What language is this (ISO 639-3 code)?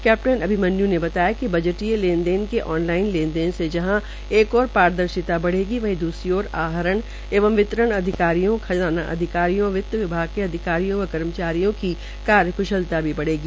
hin